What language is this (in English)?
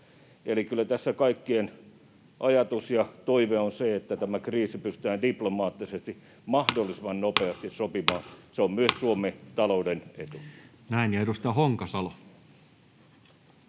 Finnish